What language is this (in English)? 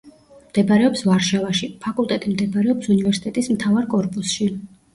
Georgian